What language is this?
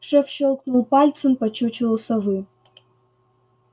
Russian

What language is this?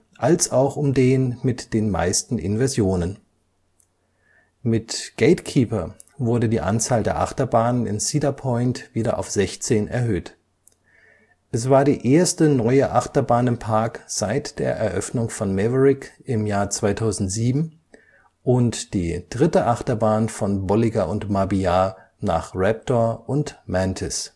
German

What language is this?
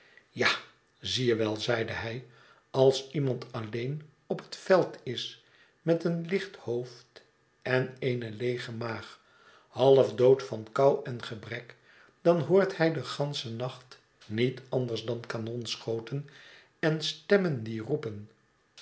Dutch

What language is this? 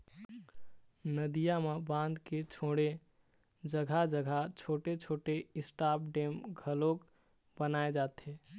Chhattisgarhi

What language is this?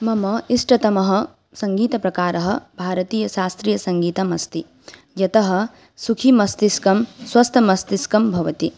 Sanskrit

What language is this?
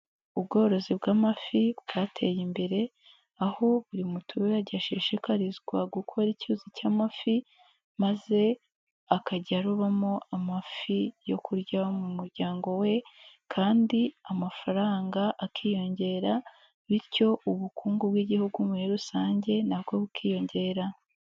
Kinyarwanda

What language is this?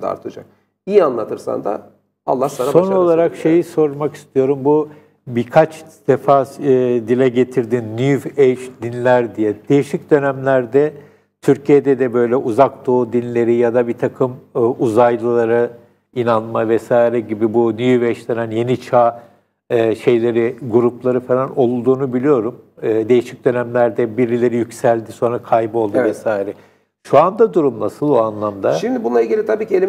Turkish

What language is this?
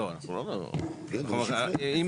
Hebrew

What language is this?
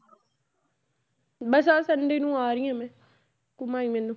Punjabi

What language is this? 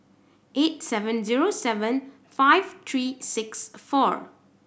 English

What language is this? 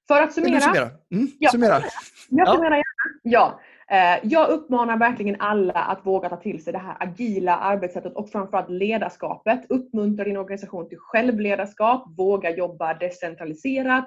Swedish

